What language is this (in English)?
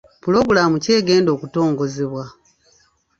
Ganda